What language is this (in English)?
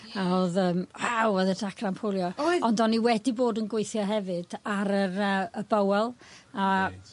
Welsh